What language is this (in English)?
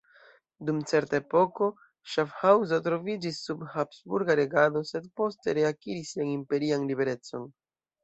Esperanto